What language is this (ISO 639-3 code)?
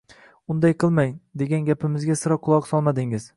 uzb